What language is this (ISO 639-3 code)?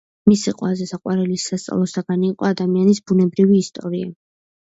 kat